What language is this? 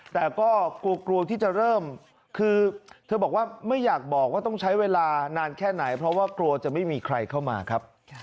Thai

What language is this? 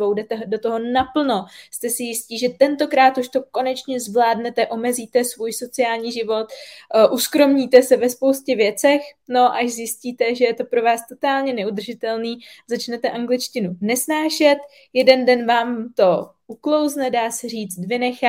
Czech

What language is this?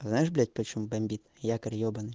Russian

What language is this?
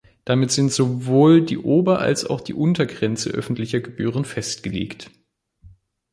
German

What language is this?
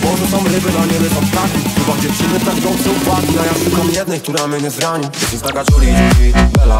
Polish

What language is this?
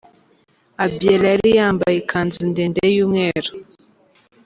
Kinyarwanda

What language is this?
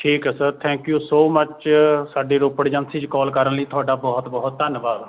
Punjabi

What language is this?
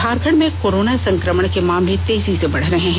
Hindi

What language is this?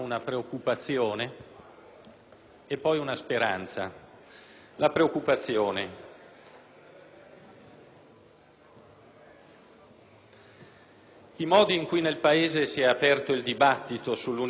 Italian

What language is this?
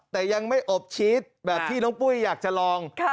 Thai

